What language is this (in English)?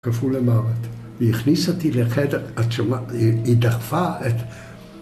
Hebrew